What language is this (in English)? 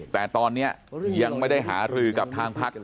Thai